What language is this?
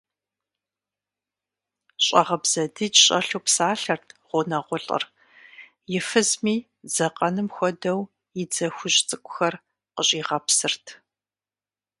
Kabardian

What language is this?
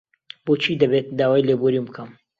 Central Kurdish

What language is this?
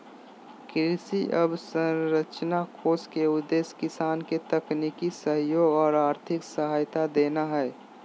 Magahi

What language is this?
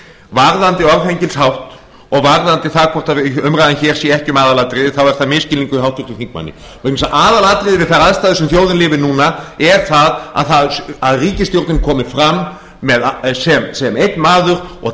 Icelandic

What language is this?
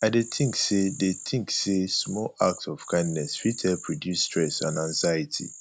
Nigerian Pidgin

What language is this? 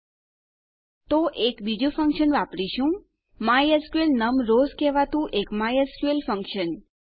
Gujarati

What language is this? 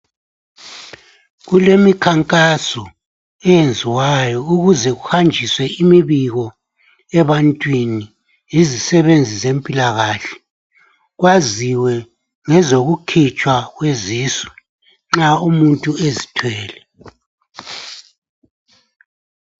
North Ndebele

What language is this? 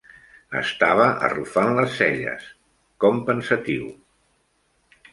Catalan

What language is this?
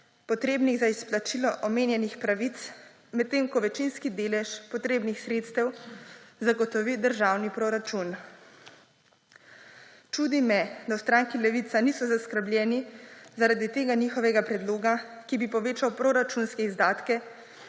Slovenian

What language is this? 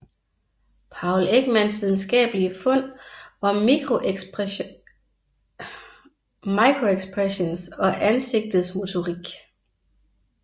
Danish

